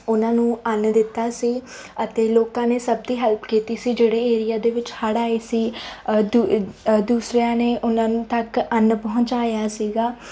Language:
Punjabi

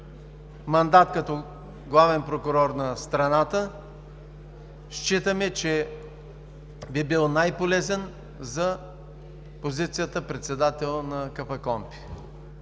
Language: Bulgarian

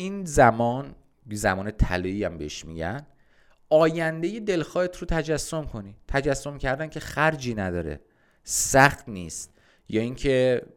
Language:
Persian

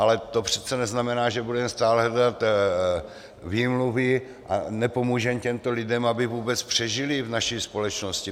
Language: Czech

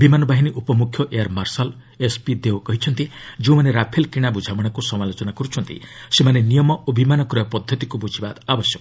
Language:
Odia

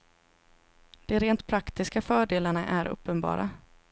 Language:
Swedish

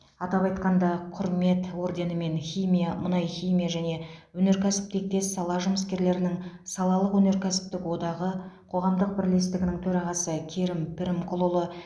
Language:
Kazakh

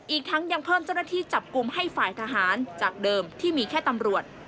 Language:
Thai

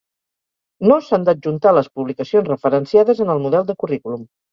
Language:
Catalan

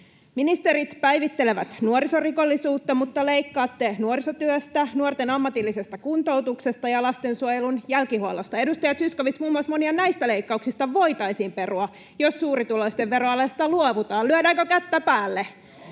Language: Finnish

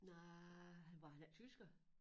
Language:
Danish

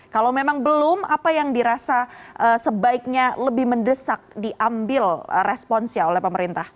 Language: Indonesian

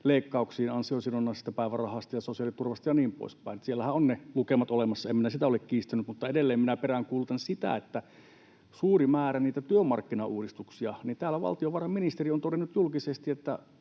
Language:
Finnish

